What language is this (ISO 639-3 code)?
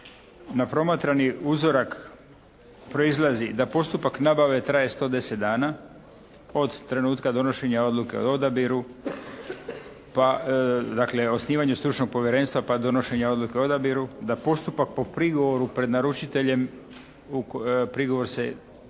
hrv